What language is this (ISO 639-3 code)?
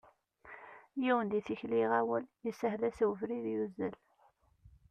kab